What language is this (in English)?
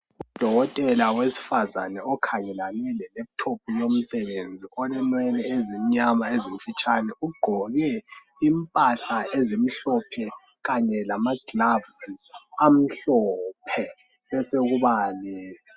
North Ndebele